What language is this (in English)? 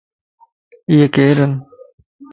Lasi